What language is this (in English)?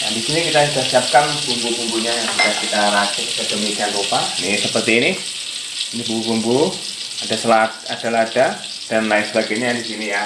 Indonesian